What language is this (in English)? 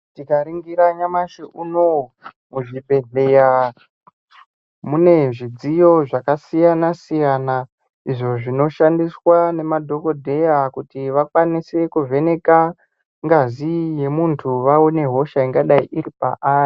Ndau